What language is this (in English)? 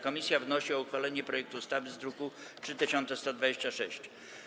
Polish